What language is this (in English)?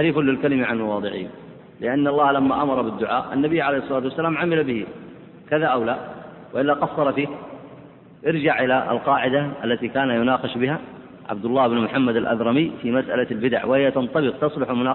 Arabic